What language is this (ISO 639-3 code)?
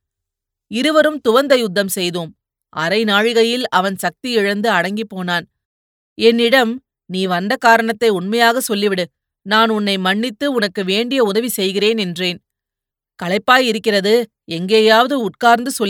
tam